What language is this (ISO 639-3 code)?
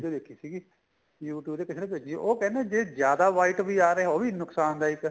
pan